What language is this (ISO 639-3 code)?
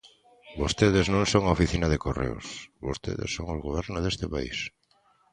glg